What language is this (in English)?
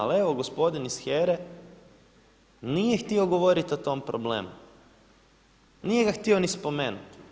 Croatian